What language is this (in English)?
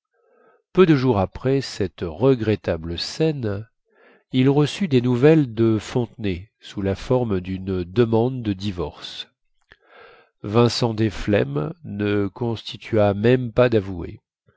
French